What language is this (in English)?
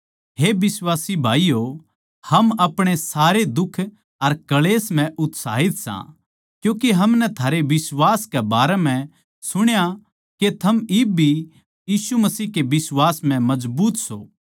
Haryanvi